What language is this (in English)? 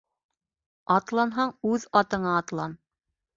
Bashkir